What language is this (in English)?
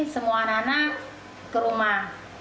Indonesian